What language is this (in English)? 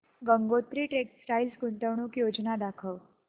Marathi